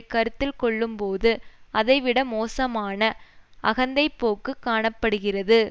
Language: Tamil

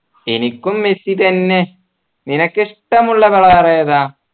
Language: Malayalam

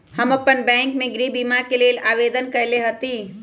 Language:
Magahi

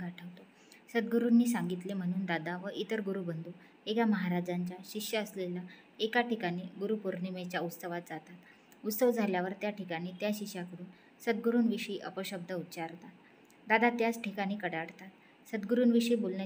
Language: Romanian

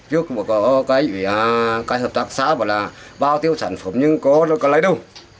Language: Vietnamese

